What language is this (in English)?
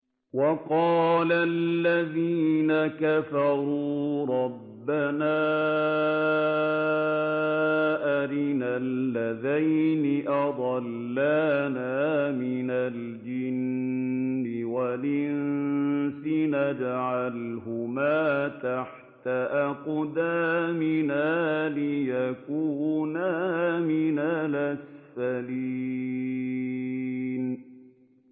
Arabic